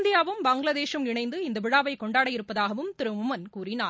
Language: Tamil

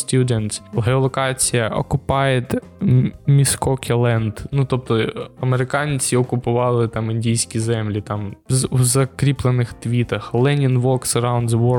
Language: Ukrainian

